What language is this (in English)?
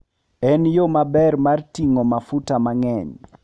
Luo (Kenya and Tanzania)